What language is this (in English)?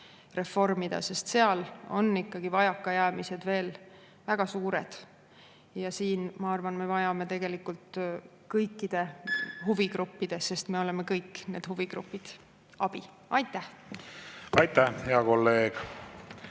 Estonian